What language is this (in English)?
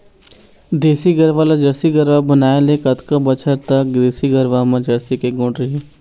Chhattisgarhi